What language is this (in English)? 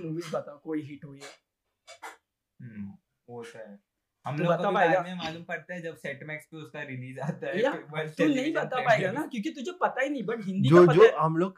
Hindi